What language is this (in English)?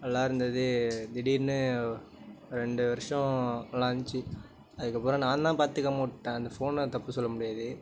Tamil